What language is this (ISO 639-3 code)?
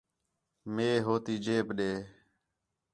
xhe